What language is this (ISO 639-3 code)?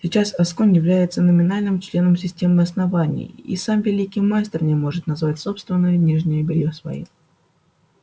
rus